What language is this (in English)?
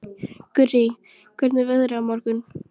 Icelandic